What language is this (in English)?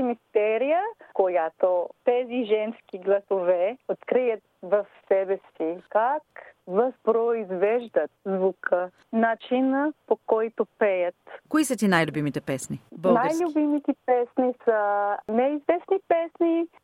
Bulgarian